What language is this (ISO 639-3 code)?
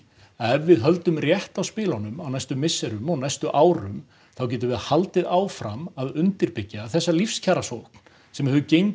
isl